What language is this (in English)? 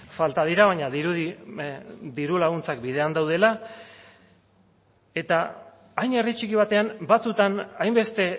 Basque